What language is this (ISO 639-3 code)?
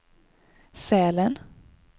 swe